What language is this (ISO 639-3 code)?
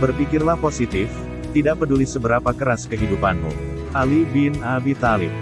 ind